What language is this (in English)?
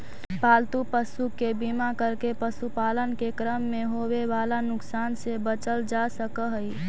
Magahi